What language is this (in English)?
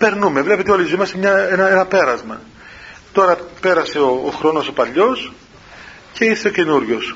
Greek